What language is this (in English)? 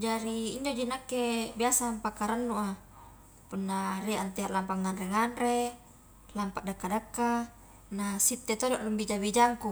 Highland Konjo